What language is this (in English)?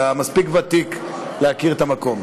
Hebrew